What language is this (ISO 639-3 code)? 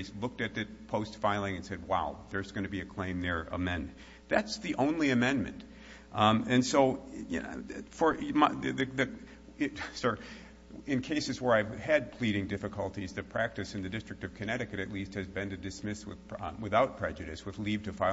eng